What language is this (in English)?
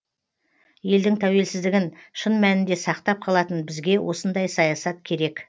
Kazakh